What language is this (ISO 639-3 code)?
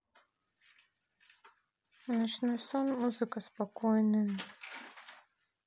rus